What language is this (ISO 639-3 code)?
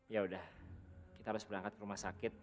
ind